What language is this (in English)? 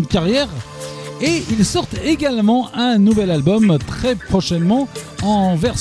French